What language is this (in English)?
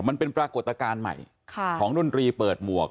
Thai